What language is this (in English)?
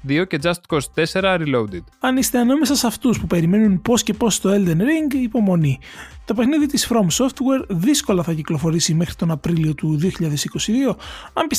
Greek